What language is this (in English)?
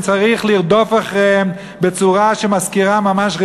Hebrew